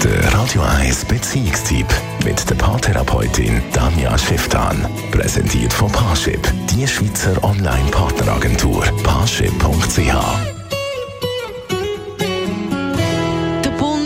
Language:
German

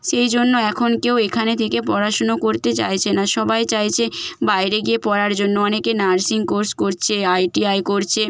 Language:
Bangla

